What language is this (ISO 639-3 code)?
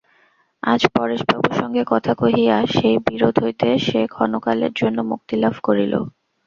ben